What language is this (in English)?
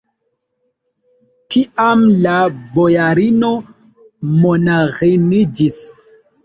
Esperanto